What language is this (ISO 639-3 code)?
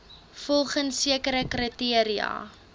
afr